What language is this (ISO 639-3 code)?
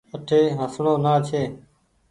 gig